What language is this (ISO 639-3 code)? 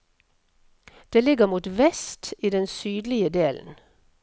nor